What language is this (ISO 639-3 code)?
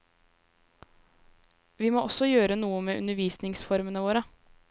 nor